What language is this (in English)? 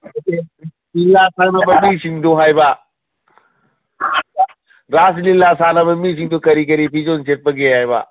Manipuri